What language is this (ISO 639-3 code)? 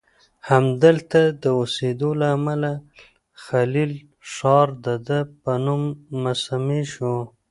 pus